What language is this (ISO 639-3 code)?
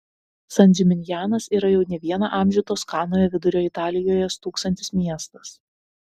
lit